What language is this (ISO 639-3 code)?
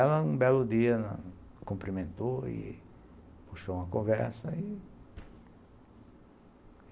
por